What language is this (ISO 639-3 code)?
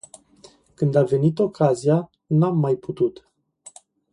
ron